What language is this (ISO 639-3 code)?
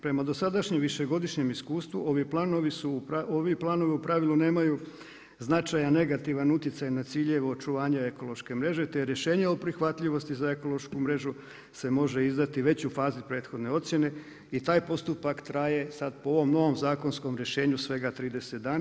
hrv